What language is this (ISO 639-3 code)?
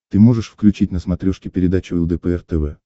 rus